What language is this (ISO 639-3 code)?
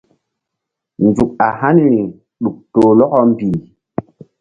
mdd